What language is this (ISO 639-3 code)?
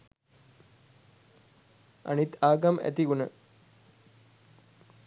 sin